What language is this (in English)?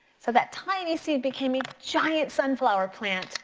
English